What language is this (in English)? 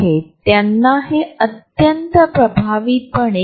Marathi